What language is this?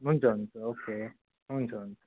Nepali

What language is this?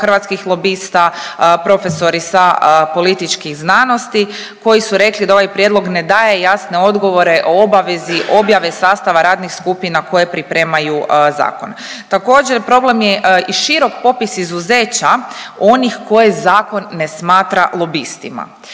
Croatian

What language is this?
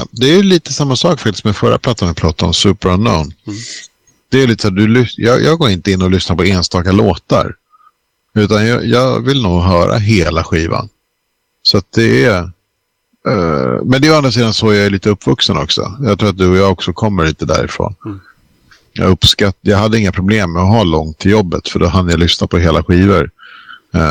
Swedish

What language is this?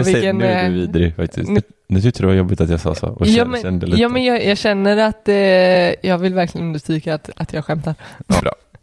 Swedish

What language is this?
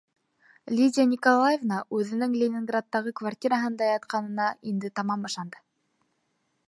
Bashkir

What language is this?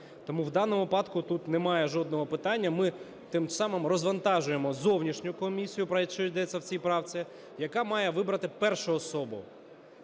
Ukrainian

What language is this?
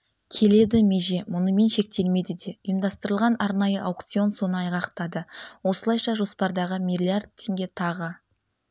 Kazakh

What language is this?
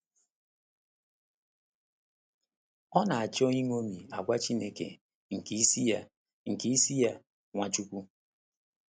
Igbo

